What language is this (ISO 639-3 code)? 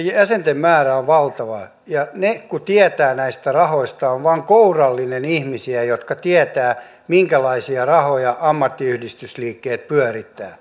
fin